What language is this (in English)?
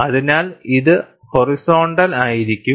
Malayalam